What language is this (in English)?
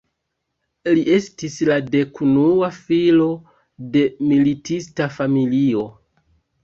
Esperanto